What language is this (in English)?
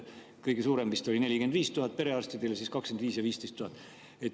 Estonian